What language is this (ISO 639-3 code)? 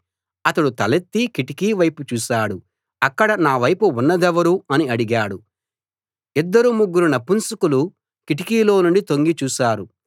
tel